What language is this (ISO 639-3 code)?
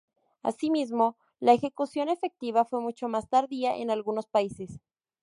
spa